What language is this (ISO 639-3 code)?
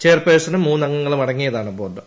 mal